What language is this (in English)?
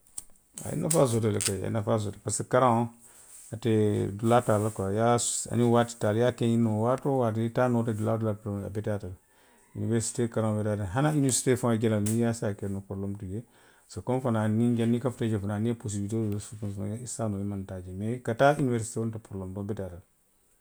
Western Maninkakan